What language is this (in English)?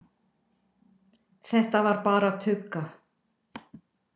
Icelandic